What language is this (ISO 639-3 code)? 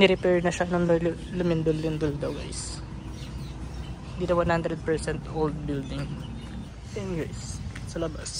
fil